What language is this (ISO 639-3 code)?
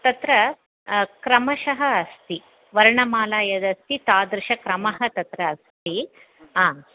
san